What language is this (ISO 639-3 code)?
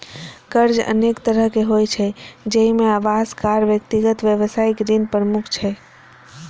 mai